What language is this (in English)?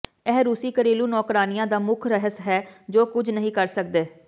Punjabi